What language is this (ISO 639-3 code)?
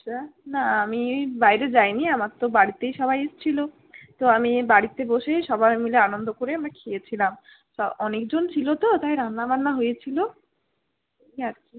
ben